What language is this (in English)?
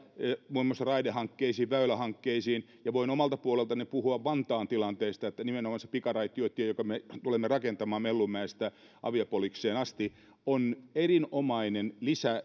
Finnish